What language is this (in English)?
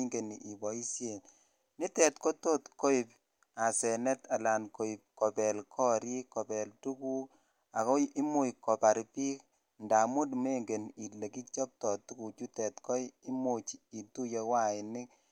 Kalenjin